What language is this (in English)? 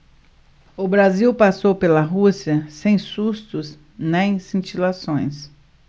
Portuguese